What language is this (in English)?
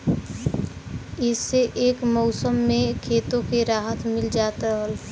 Bhojpuri